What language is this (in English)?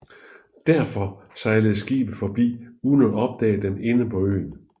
Danish